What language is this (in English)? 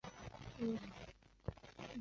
Chinese